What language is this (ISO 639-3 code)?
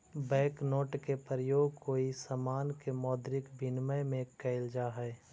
mag